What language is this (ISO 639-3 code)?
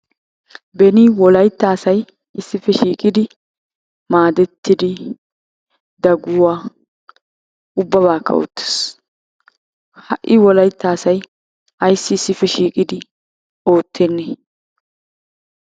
wal